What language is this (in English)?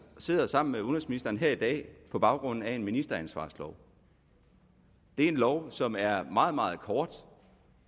Danish